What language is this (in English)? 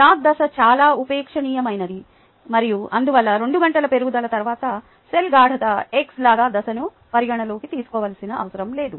Telugu